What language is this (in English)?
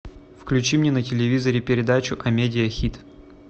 Russian